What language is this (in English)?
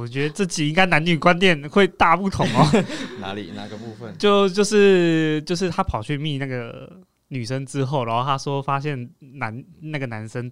Chinese